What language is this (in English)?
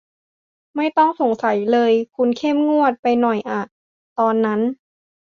Thai